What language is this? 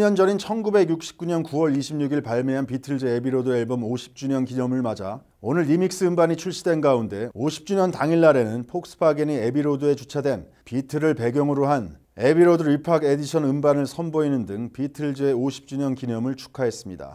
Korean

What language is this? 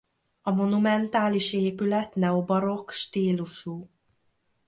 Hungarian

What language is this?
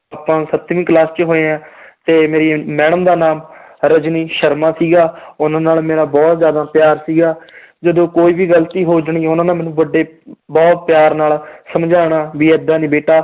Punjabi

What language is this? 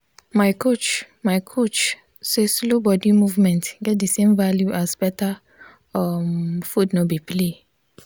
Nigerian Pidgin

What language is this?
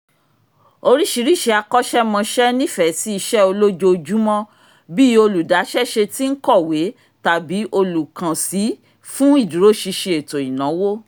Yoruba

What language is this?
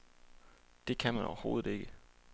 Danish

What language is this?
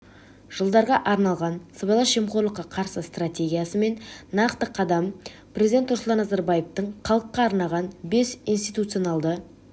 Kazakh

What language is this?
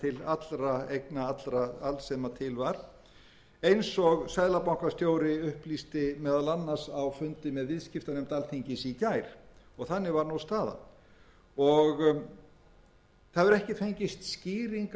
Icelandic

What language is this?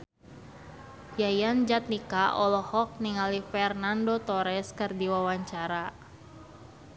Sundanese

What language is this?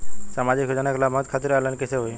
Bhojpuri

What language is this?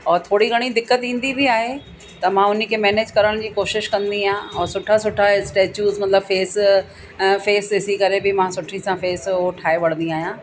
Sindhi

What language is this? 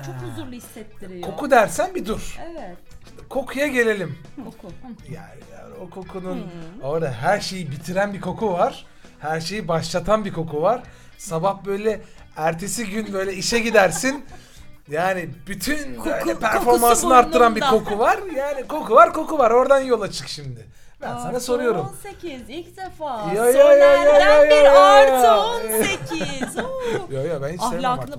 Turkish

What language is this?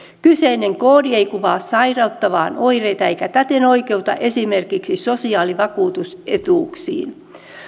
Finnish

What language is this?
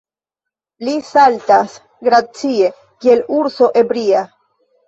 Esperanto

